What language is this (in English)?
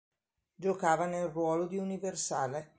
Italian